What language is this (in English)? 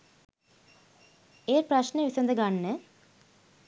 Sinhala